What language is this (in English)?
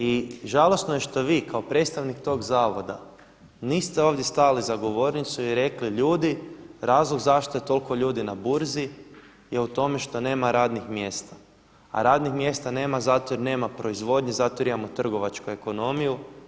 Croatian